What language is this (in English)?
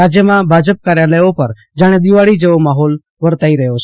Gujarati